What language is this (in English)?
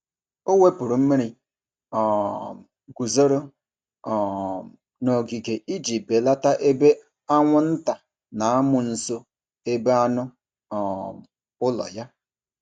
Igbo